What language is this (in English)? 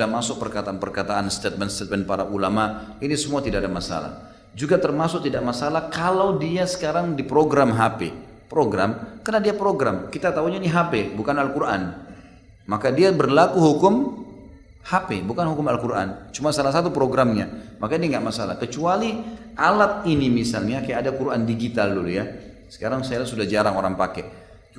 Indonesian